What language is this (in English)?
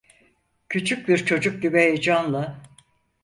Turkish